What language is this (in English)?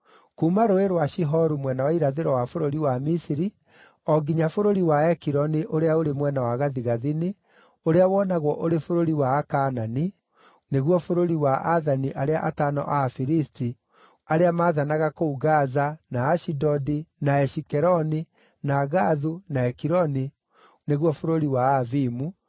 Kikuyu